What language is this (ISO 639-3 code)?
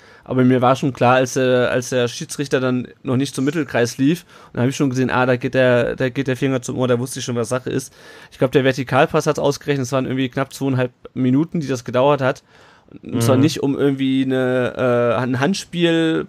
deu